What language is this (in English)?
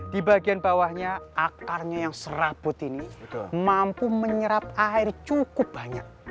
Indonesian